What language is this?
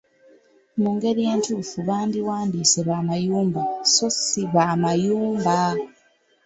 Ganda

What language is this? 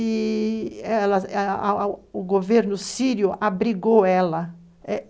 Portuguese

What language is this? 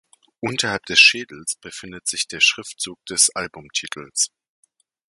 German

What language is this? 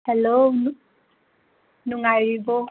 Manipuri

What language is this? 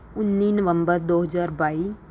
Punjabi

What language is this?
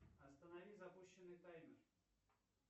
Russian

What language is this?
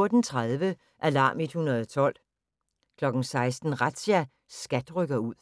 Danish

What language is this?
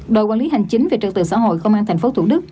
Vietnamese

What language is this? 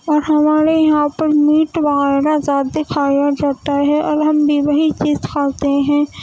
Urdu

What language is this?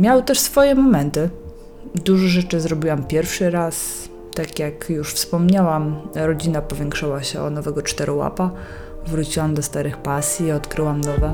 Polish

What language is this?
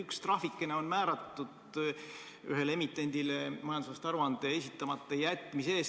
Estonian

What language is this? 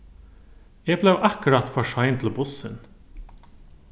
Faroese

